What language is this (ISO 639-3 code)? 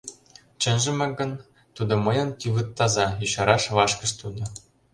chm